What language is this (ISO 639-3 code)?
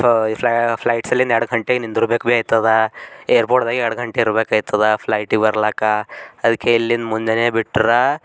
kan